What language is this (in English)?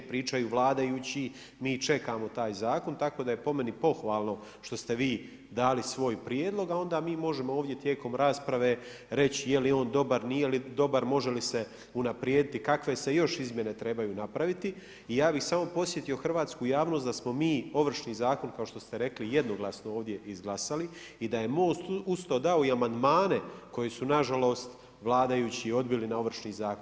Croatian